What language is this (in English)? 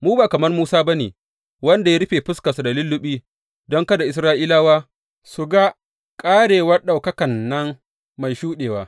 Hausa